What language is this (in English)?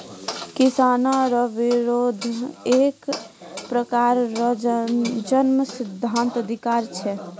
Maithili